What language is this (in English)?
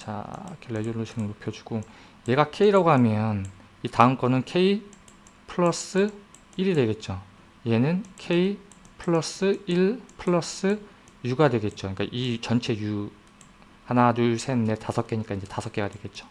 Korean